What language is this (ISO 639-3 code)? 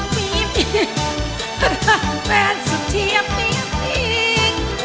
tha